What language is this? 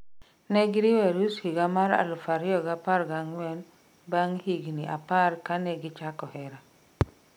Luo (Kenya and Tanzania)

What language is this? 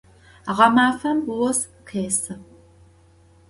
Adyghe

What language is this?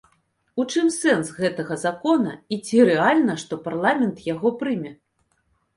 Belarusian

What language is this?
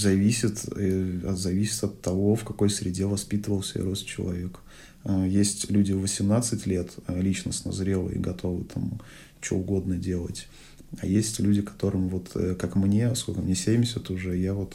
Russian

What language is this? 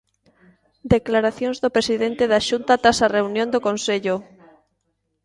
Galician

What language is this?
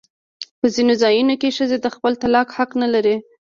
Pashto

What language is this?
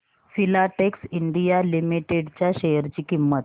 Marathi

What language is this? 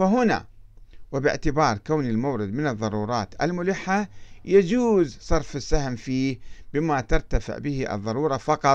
Arabic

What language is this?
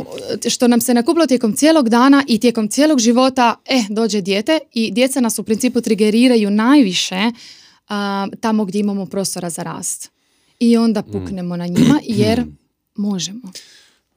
Croatian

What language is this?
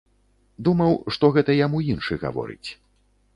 Belarusian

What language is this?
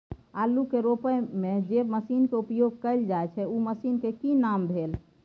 Maithili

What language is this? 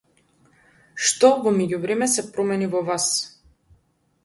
Macedonian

